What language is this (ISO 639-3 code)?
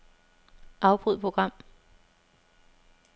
dan